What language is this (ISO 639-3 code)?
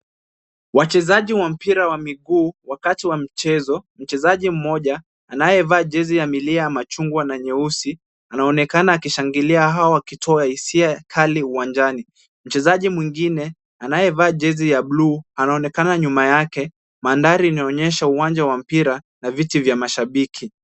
swa